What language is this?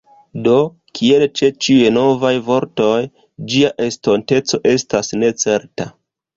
Esperanto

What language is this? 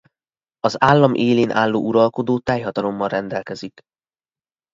Hungarian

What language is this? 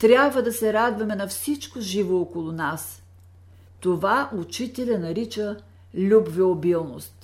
Bulgarian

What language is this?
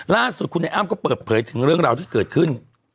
Thai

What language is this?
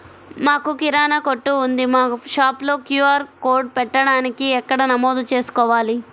Telugu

